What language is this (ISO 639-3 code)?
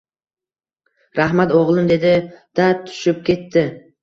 uzb